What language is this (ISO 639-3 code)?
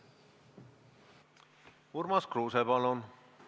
est